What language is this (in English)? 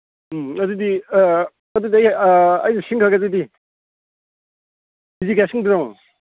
Manipuri